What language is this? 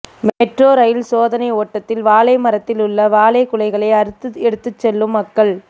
Tamil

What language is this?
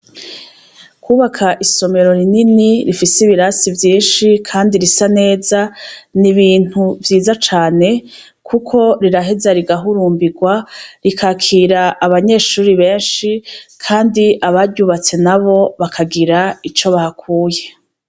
Rundi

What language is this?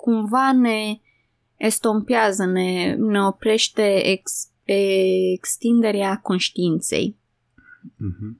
Romanian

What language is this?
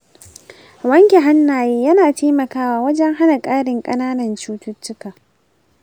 Hausa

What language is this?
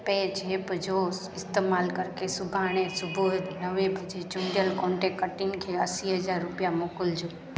Sindhi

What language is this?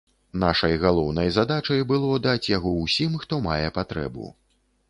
Belarusian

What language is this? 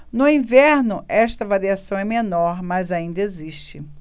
Portuguese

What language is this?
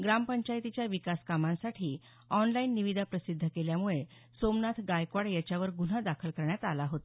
Marathi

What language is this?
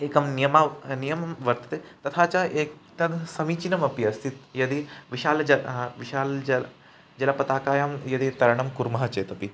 Sanskrit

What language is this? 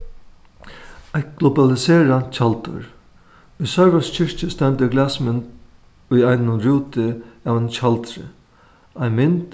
Faroese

